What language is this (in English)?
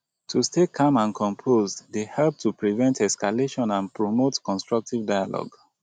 Nigerian Pidgin